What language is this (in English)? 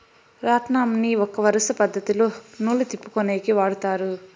Telugu